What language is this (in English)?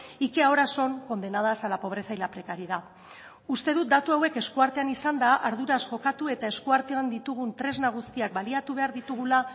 Basque